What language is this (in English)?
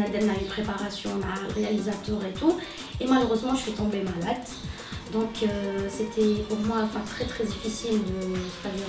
Arabic